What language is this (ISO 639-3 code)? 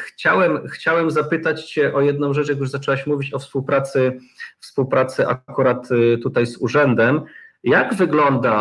pol